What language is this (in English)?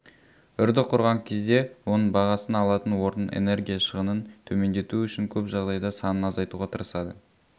Kazakh